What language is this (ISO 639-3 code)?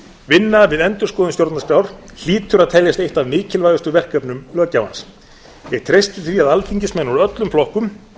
isl